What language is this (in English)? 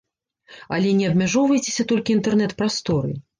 Belarusian